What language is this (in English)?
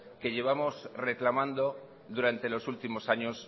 Spanish